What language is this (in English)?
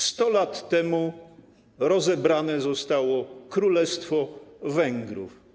Polish